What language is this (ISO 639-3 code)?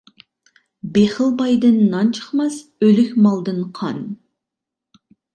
uig